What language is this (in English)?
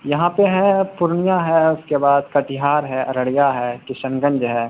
Urdu